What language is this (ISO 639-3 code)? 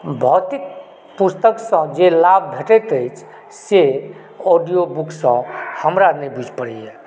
mai